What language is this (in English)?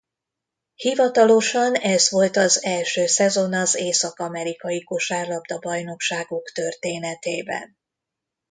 Hungarian